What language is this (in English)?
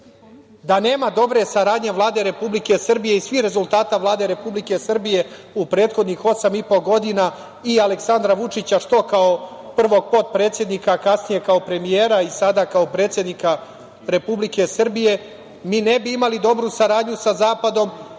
Serbian